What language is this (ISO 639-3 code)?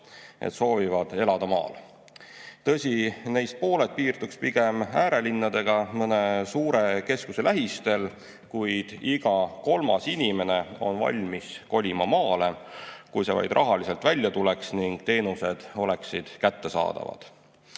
est